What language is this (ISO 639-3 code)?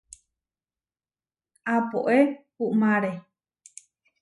var